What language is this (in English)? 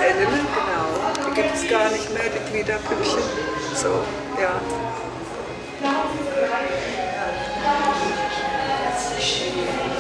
German